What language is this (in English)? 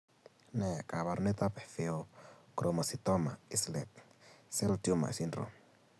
Kalenjin